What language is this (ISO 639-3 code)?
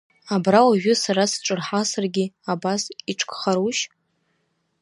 abk